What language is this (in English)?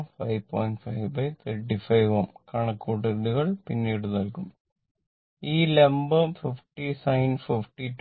Malayalam